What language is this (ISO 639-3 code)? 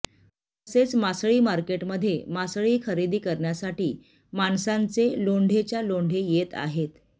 mar